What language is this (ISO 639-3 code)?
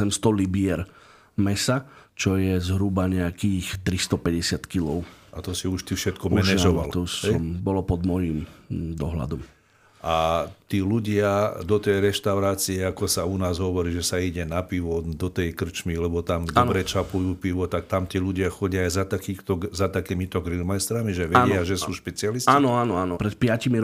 slk